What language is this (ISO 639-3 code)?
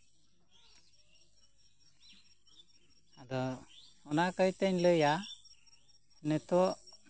sat